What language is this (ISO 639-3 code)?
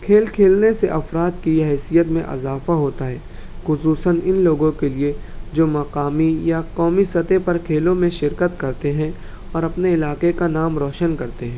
urd